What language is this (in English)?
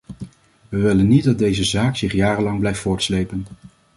Dutch